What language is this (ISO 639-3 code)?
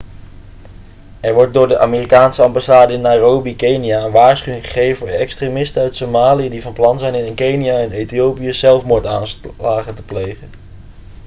nld